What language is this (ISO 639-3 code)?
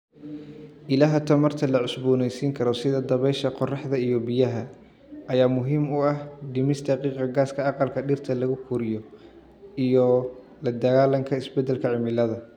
som